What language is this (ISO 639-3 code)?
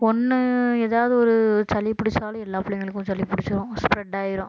tam